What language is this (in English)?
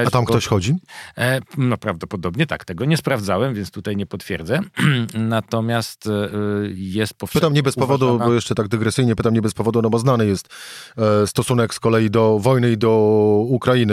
Polish